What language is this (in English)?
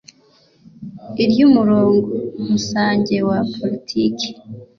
Kinyarwanda